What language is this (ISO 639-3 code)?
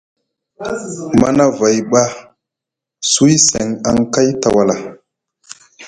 mug